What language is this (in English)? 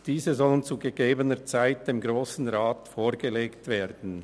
Swiss German